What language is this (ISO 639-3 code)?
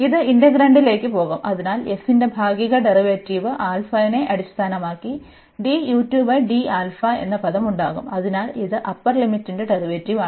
mal